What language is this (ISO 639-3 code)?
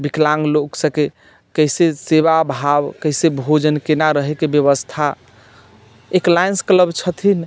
mai